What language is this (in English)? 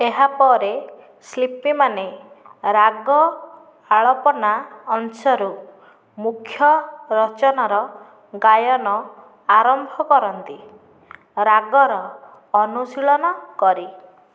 Odia